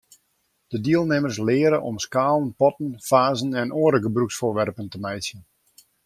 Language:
Western Frisian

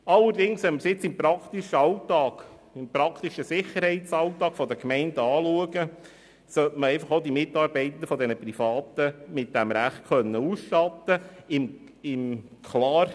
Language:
Swiss German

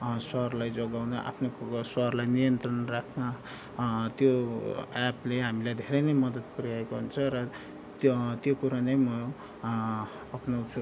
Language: Nepali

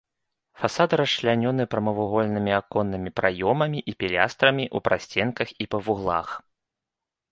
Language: Belarusian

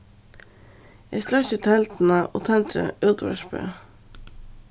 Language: Faroese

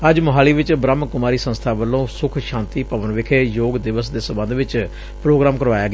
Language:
Punjabi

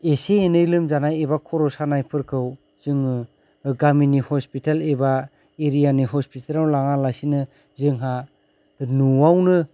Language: Bodo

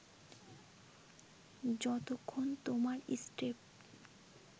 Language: Bangla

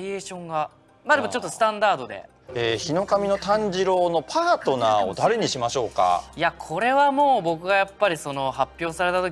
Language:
Japanese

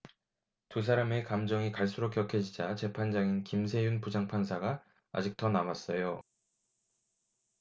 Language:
Korean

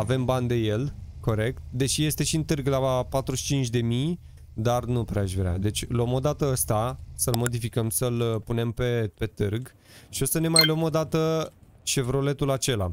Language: Romanian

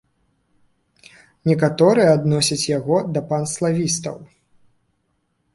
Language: Belarusian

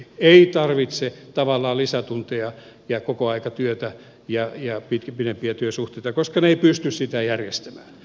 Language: Finnish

